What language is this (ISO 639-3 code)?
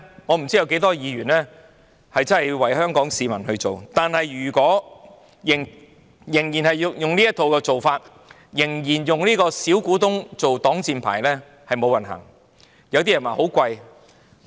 yue